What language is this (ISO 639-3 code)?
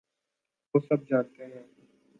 urd